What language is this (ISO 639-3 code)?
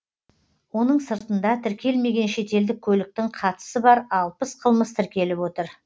kaz